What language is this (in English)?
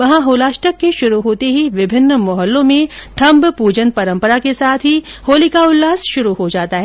Hindi